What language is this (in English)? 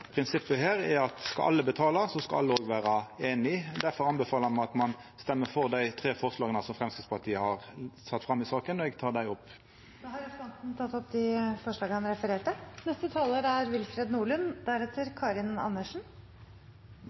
Norwegian